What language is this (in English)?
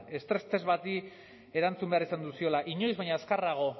Basque